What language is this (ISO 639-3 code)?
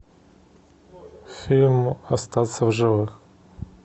rus